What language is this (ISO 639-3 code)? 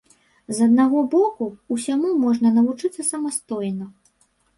bel